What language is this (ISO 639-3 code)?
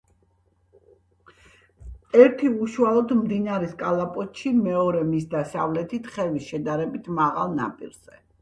kat